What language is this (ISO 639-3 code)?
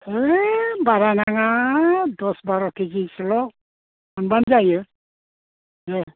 brx